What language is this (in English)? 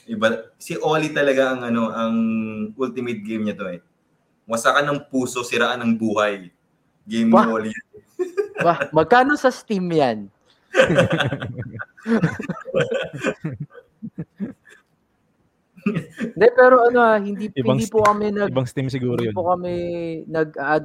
Filipino